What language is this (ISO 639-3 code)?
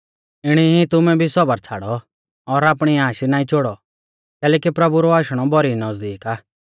bfz